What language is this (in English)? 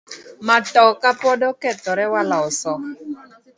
Luo (Kenya and Tanzania)